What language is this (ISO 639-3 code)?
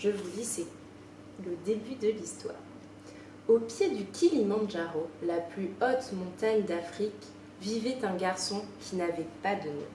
fra